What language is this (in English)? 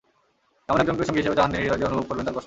Bangla